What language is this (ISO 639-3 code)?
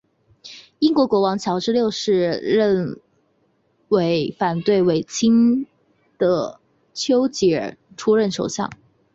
zho